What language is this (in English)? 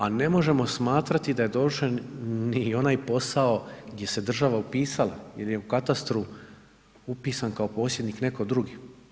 Croatian